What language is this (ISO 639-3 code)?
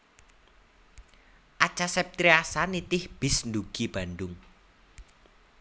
jav